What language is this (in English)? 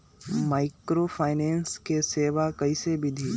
Magahi